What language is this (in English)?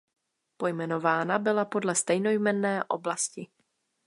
Czech